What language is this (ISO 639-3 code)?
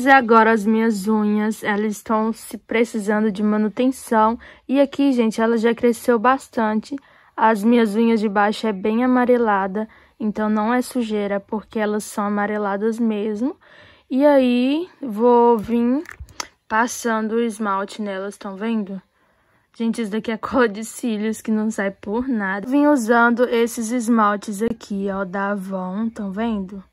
por